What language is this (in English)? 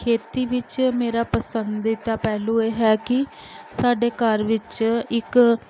Punjabi